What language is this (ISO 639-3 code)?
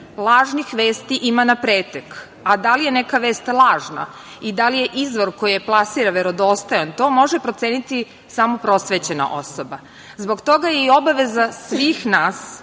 srp